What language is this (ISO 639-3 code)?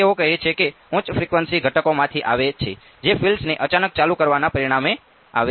guj